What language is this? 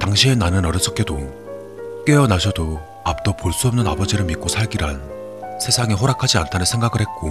Korean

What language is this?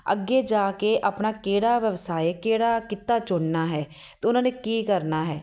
Punjabi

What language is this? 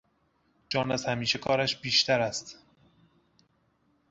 Persian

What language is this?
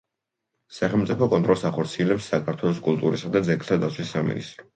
Georgian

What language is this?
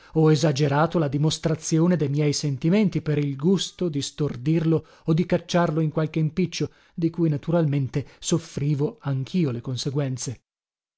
Italian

